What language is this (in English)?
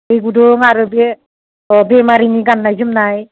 Bodo